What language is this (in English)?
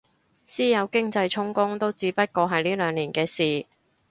Cantonese